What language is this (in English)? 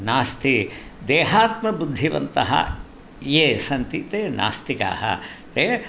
Sanskrit